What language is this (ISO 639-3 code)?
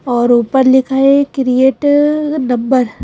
hin